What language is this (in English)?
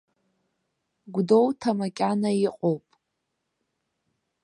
Abkhazian